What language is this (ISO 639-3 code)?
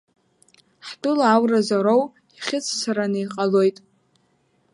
abk